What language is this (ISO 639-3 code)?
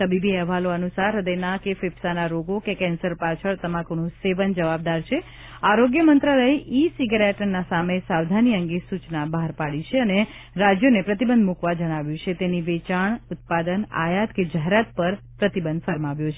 guj